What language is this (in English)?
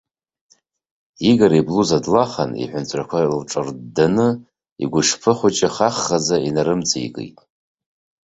Abkhazian